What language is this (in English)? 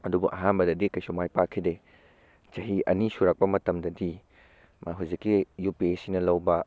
Manipuri